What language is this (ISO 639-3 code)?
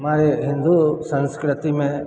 hin